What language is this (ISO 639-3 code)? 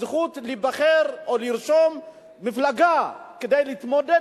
heb